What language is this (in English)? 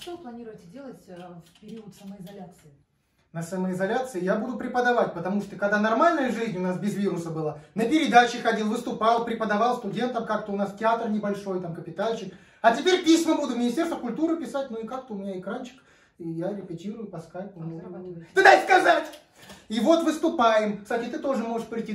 Russian